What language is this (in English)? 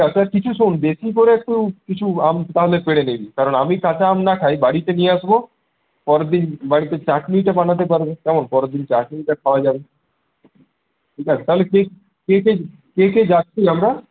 Bangla